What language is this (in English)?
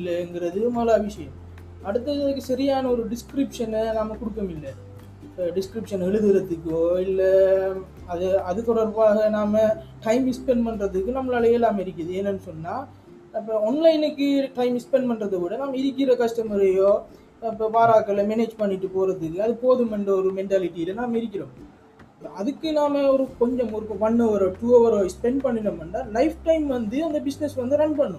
Tamil